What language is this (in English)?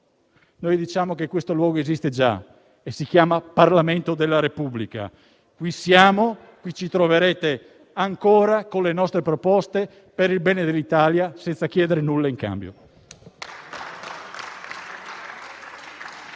Italian